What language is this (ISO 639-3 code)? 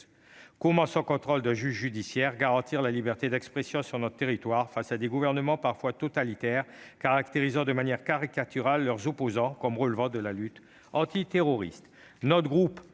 fra